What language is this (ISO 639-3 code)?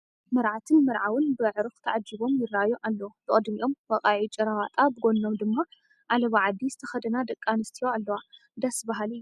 tir